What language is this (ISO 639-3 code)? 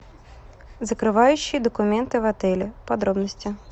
rus